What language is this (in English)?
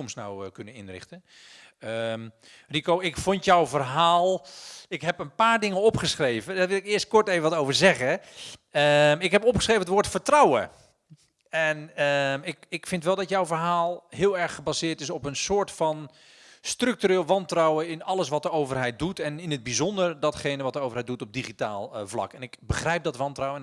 Dutch